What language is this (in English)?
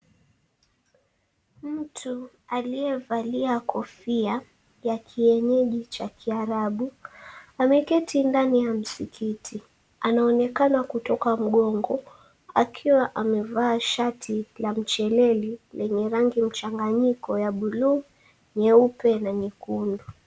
Swahili